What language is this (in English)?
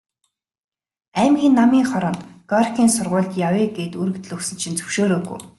Mongolian